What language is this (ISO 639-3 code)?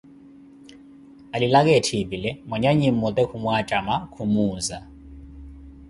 eko